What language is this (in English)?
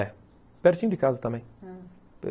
Portuguese